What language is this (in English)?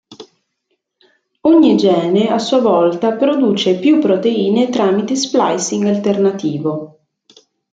Italian